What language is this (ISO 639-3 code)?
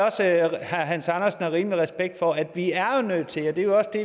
dan